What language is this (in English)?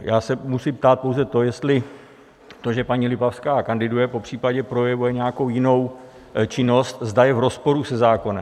Czech